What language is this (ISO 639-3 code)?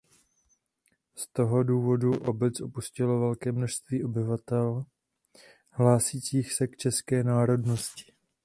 ces